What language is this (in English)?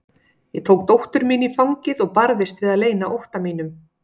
Icelandic